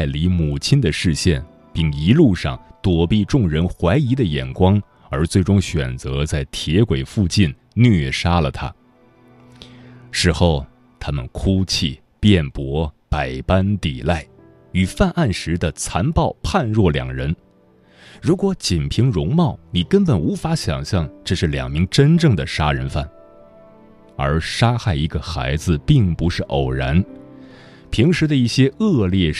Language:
Chinese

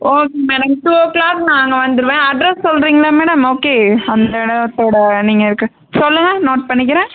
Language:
Tamil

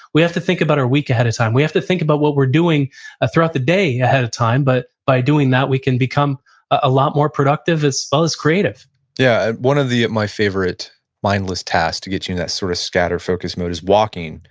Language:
English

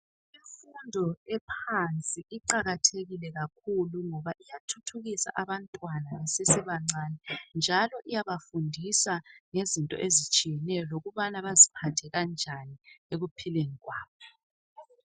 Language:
North Ndebele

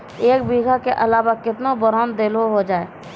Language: Maithili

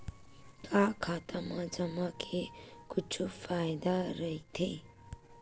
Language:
Chhattisgarhi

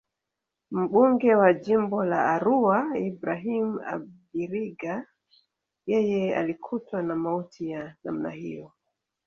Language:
Swahili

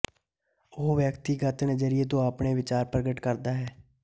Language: Punjabi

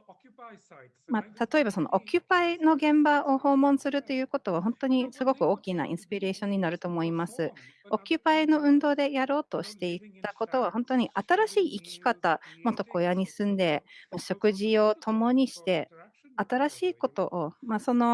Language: Japanese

